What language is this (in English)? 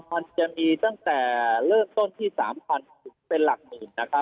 Thai